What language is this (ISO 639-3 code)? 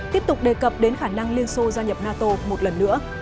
vie